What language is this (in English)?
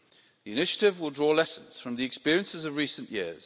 English